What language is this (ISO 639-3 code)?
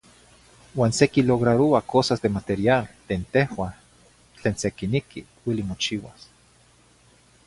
nhi